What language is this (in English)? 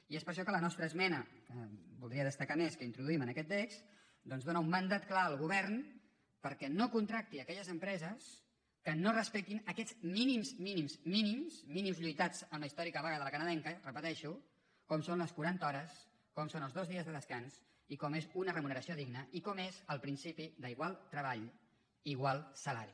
Catalan